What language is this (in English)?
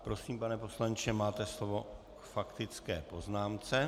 Czech